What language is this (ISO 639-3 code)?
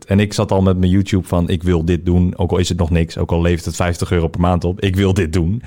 nld